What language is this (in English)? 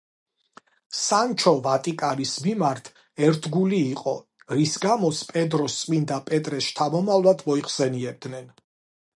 Georgian